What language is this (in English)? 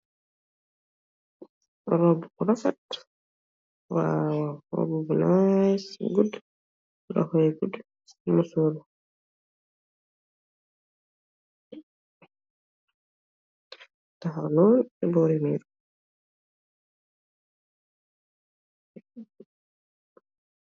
Wolof